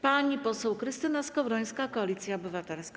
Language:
Polish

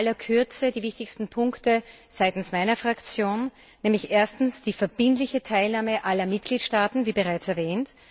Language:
German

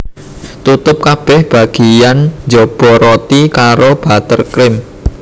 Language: Javanese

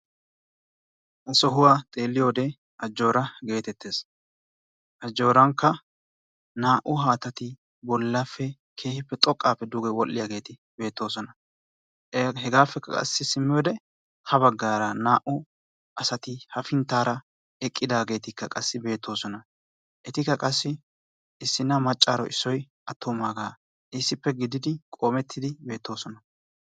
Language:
Wolaytta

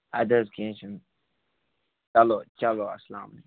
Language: Kashmiri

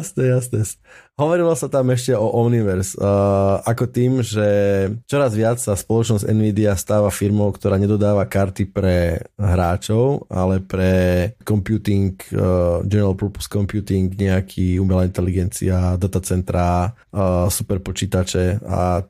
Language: Slovak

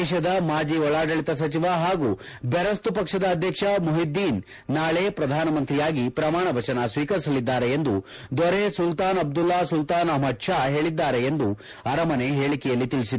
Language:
Kannada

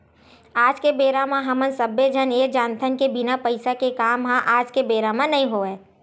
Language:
Chhattisgarhi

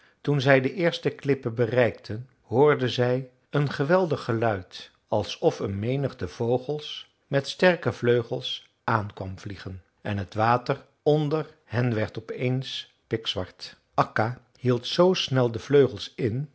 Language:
Dutch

